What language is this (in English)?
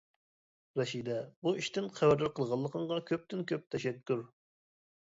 Uyghur